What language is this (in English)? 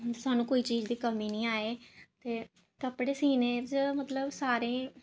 Dogri